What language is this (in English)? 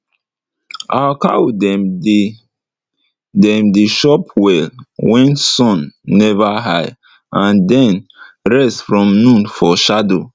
Nigerian Pidgin